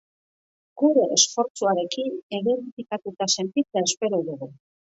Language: Basque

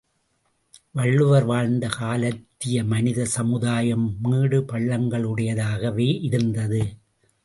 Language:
Tamil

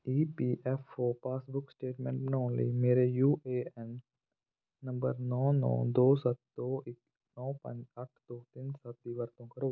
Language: Punjabi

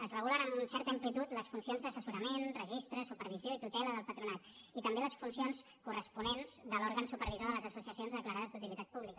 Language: Catalan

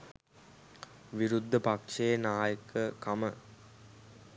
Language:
Sinhala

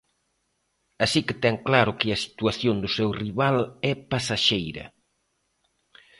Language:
Galician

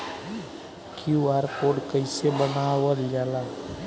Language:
Bhojpuri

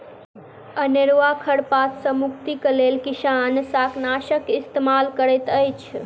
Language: Maithili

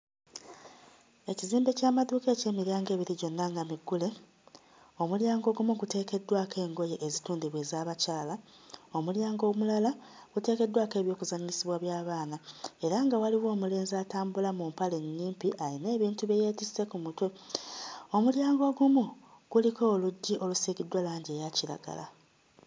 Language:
Ganda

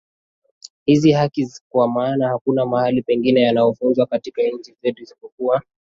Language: Swahili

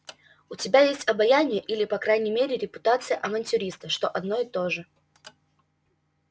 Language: Russian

